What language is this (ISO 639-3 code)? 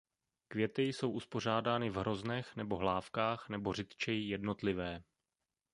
ces